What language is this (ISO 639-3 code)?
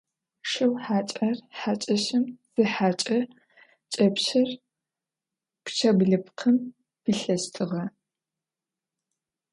ady